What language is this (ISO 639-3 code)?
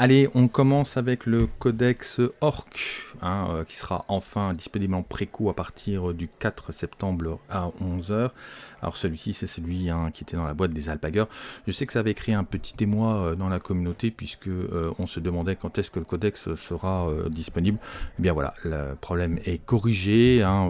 fra